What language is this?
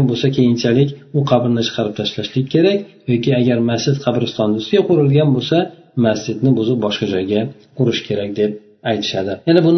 Bulgarian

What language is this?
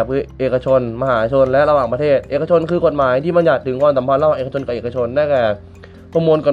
Thai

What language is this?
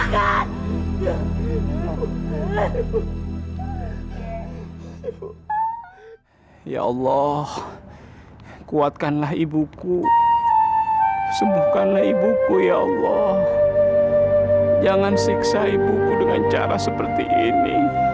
Indonesian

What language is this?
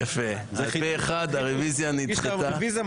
Hebrew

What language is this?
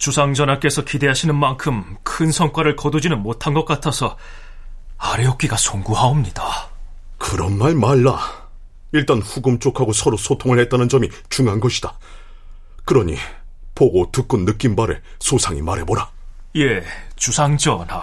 Korean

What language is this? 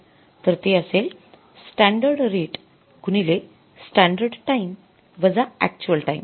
Marathi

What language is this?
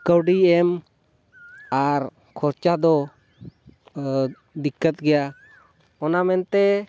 Santali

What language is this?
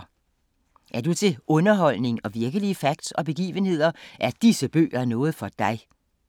Danish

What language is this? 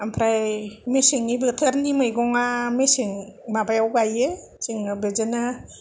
Bodo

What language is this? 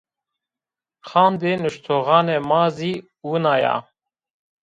Zaza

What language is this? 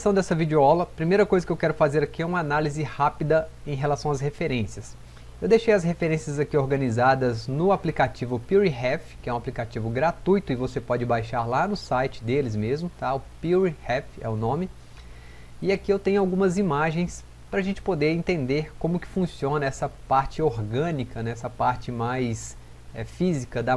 Portuguese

